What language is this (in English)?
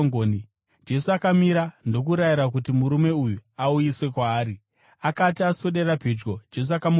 Shona